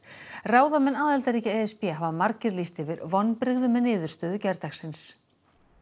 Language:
Icelandic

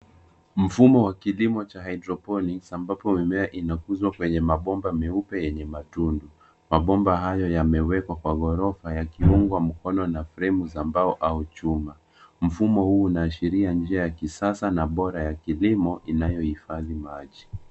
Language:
Swahili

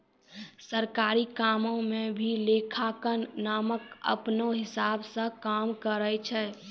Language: Maithili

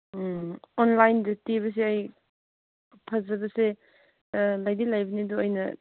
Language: Manipuri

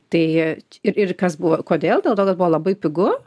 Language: Lithuanian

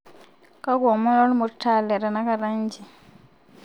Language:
Masai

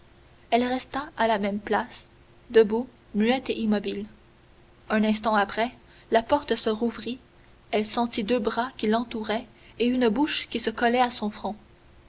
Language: French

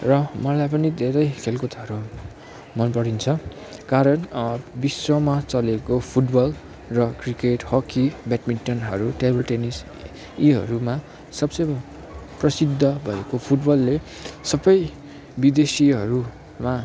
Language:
Nepali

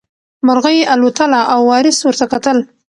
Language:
Pashto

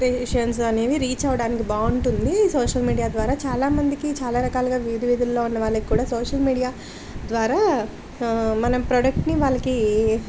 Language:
Telugu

